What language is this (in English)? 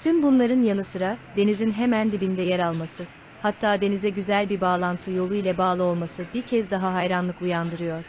Turkish